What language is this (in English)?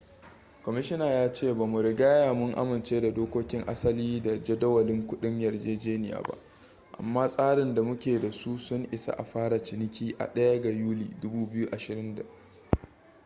Hausa